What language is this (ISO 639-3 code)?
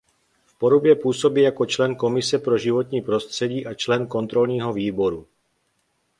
ces